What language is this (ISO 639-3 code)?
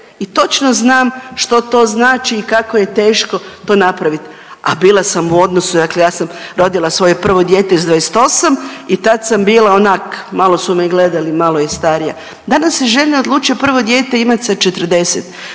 hrv